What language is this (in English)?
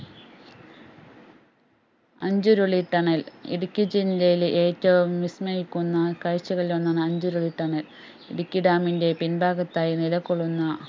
Malayalam